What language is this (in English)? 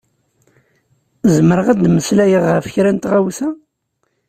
Kabyle